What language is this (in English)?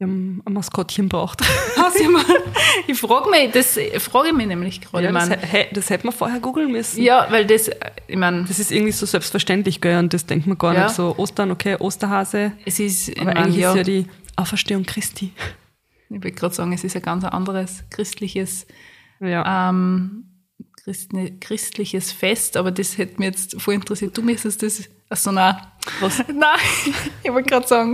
German